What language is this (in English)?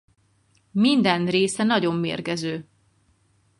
Hungarian